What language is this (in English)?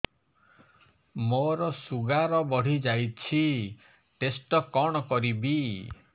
Odia